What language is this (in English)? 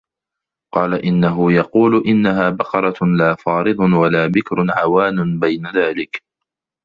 Arabic